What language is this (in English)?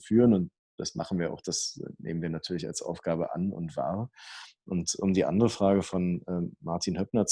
German